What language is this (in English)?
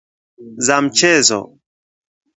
Swahili